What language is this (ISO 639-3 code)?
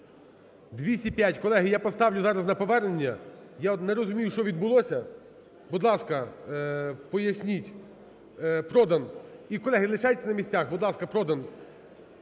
ukr